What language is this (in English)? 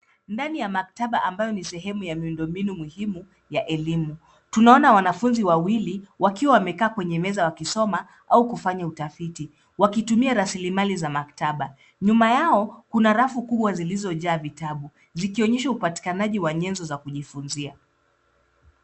Swahili